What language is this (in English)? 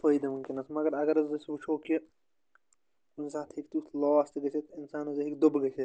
Kashmiri